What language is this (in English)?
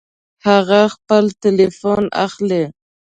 Pashto